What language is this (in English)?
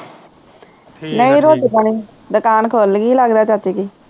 Punjabi